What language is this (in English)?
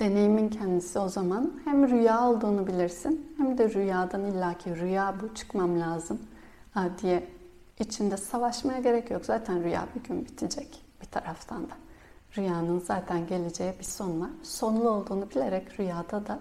Turkish